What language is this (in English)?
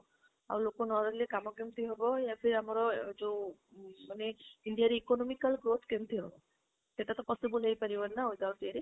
Odia